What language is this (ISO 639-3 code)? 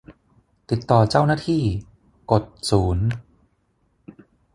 tha